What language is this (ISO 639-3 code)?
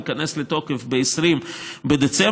heb